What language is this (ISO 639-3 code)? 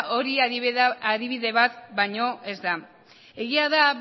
eus